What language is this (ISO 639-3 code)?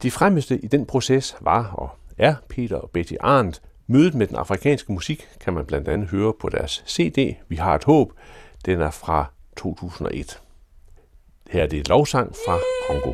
dan